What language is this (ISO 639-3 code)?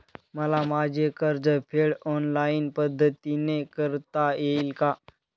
mar